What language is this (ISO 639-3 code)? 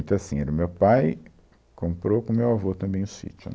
por